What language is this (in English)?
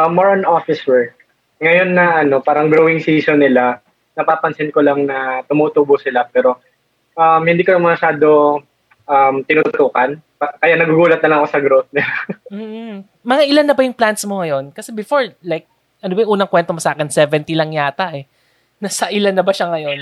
Filipino